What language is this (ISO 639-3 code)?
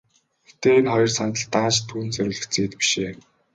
mon